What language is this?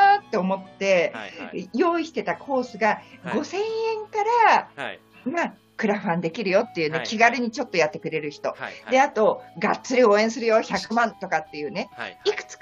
Japanese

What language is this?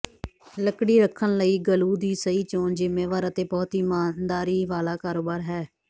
Punjabi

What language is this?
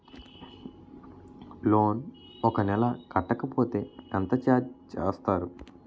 Telugu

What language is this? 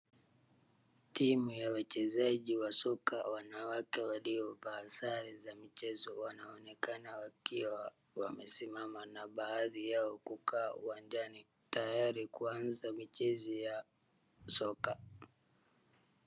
Swahili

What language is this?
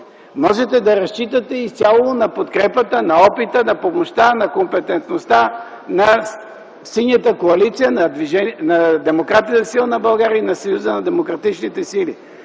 Bulgarian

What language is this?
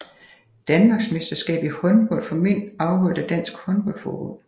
Danish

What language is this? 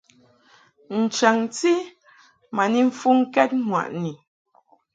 Mungaka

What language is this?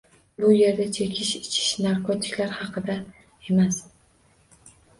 Uzbek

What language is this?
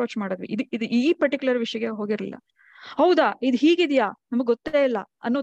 Kannada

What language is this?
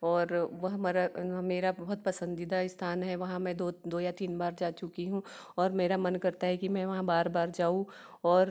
Hindi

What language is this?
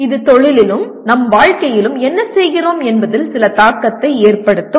Tamil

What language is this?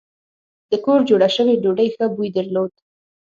Pashto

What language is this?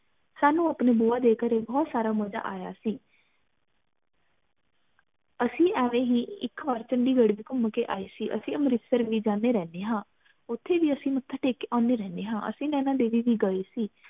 Punjabi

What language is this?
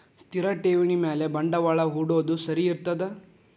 Kannada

